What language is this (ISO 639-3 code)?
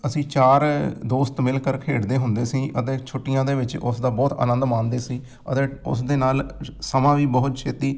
pan